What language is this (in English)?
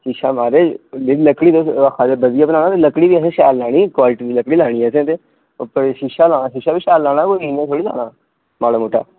Dogri